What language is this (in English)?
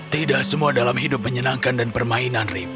Indonesian